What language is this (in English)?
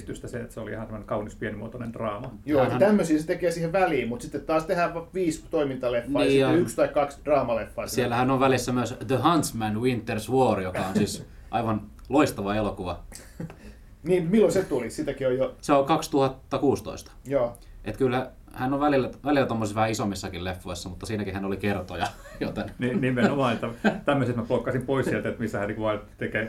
Finnish